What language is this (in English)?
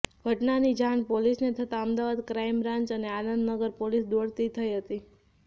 Gujarati